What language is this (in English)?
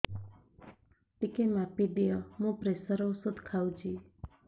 Odia